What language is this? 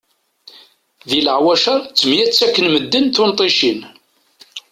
Kabyle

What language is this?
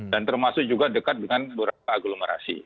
Indonesian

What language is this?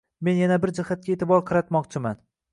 Uzbek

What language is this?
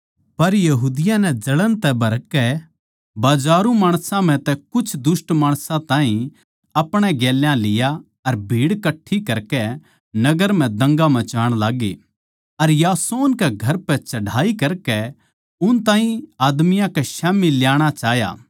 Haryanvi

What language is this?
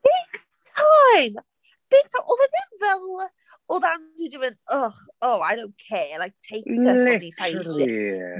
Welsh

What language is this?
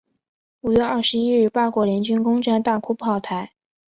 Chinese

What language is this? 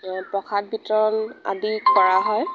Assamese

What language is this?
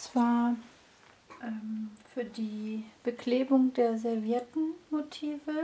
German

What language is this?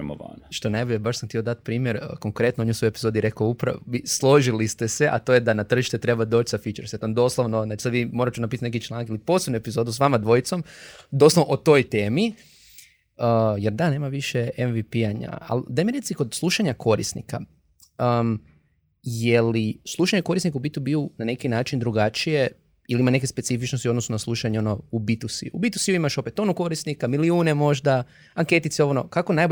Croatian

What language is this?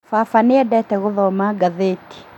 Kikuyu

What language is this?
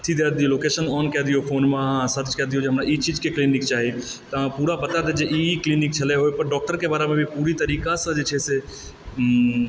Maithili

